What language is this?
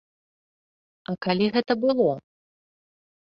Belarusian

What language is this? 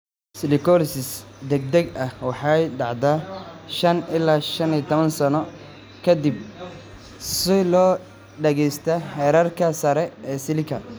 Somali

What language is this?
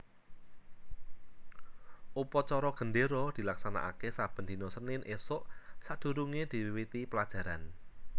Javanese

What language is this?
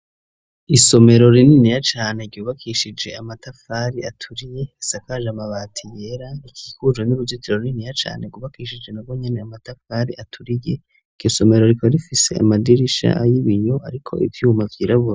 Rundi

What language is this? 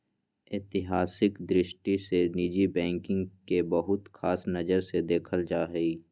Magahi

